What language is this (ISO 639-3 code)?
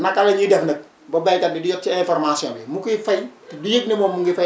wol